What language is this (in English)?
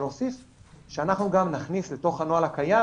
Hebrew